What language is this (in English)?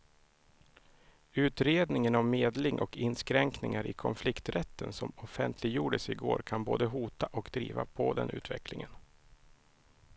Swedish